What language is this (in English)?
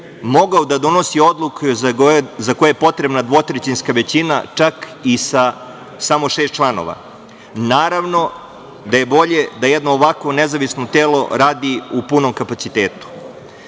Serbian